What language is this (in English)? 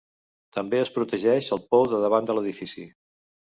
Catalan